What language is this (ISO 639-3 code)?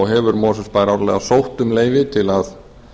isl